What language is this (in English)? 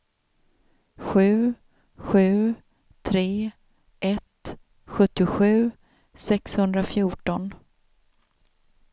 Swedish